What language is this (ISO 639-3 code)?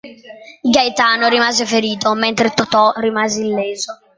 ita